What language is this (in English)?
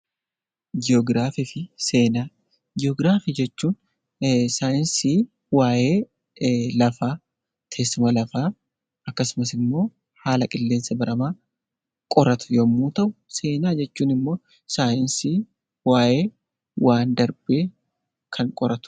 Oromo